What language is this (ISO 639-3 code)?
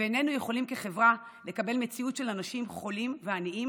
heb